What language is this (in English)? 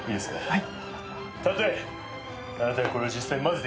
Japanese